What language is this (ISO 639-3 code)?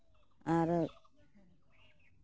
sat